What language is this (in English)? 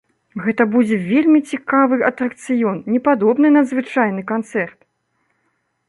Belarusian